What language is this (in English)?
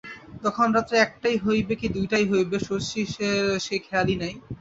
Bangla